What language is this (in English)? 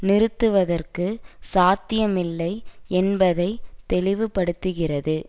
Tamil